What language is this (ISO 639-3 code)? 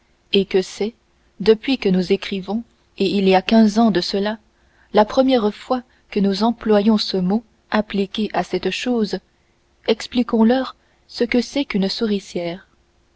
fra